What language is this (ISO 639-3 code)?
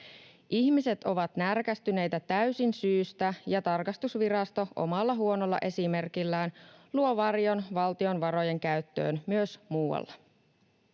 fin